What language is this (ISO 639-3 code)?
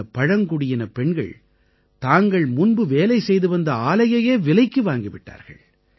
tam